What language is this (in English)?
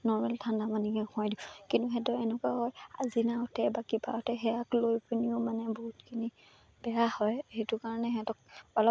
Assamese